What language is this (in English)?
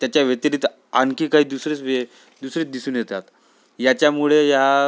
Marathi